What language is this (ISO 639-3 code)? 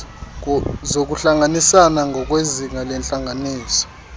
xho